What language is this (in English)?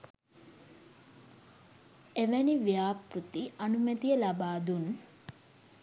Sinhala